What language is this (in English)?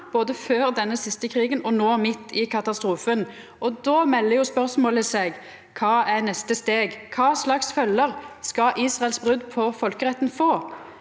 Norwegian